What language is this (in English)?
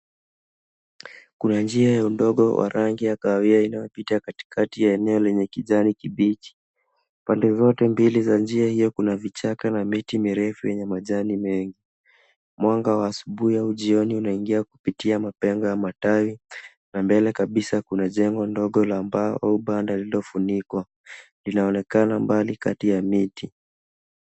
Swahili